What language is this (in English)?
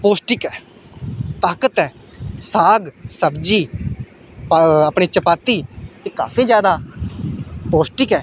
Dogri